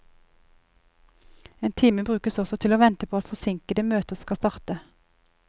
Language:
Norwegian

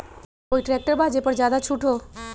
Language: Magahi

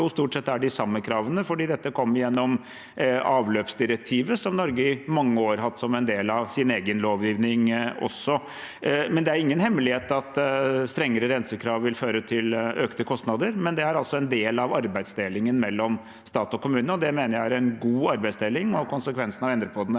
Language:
Norwegian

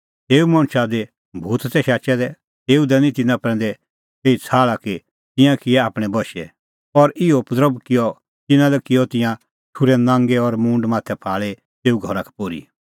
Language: Kullu Pahari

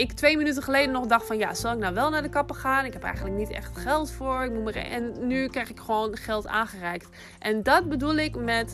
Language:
Dutch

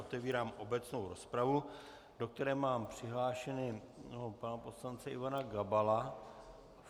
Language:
Czech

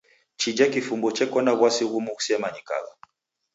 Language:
Taita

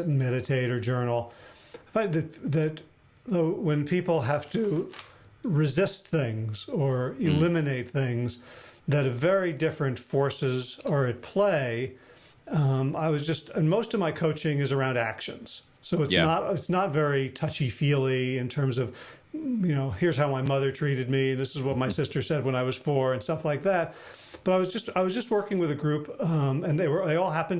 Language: English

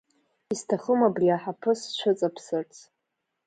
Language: Abkhazian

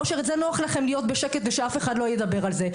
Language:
Hebrew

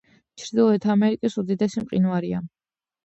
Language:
Georgian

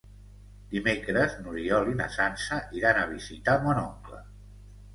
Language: Catalan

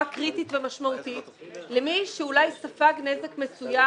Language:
Hebrew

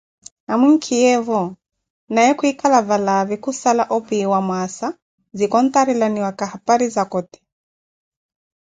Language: Koti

